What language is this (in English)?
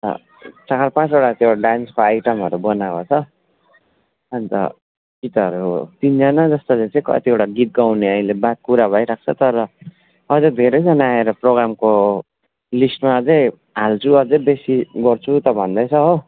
Nepali